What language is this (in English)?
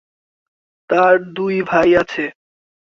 Bangla